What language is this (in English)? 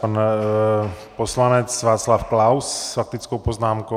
Czech